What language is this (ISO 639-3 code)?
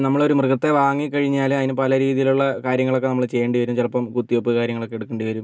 mal